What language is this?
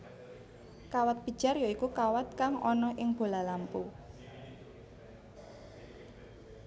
Javanese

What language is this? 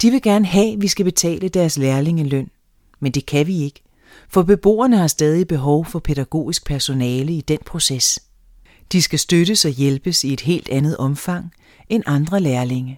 Danish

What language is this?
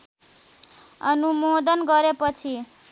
Nepali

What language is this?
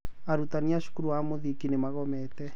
Kikuyu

